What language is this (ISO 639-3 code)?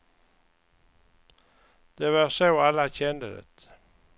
swe